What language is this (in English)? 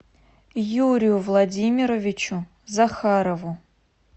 Russian